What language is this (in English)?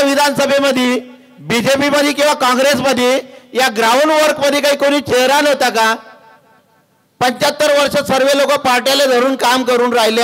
Marathi